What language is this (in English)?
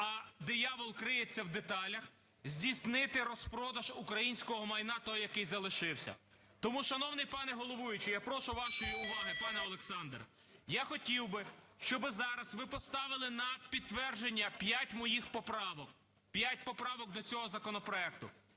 Ukrainian